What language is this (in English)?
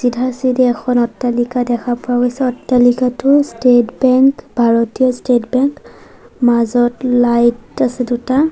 Assamese